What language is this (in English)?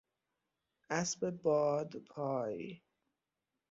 Persian